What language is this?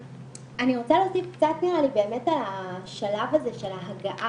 Hebrew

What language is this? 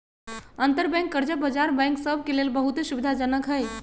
Magahi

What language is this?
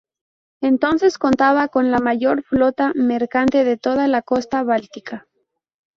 Spanish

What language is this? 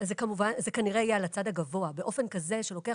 Hebrew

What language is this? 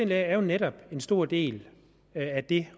Danish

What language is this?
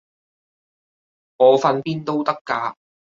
Cantonese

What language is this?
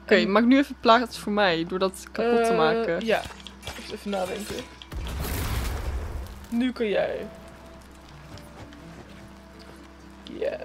Dutch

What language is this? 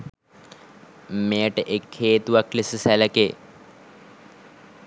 Sinhala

